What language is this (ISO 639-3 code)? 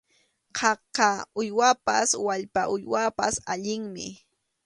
qxu